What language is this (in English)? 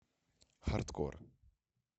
Russian